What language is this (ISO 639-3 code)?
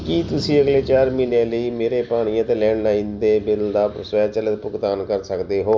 pan